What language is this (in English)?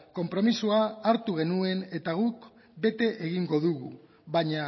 Basque